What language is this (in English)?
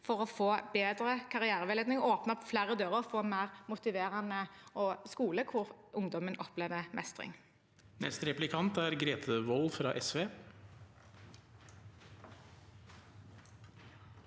Norwegian